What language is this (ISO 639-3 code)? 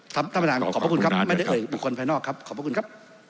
tha